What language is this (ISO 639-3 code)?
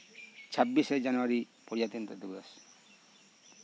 sat